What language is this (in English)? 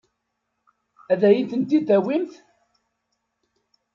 Kabyle